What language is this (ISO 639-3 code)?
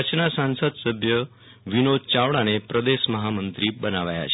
guj